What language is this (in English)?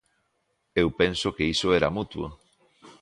Galician